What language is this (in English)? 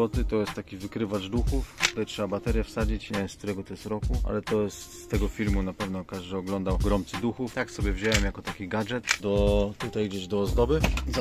Polish